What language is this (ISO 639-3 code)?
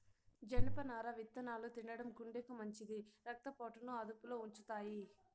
tel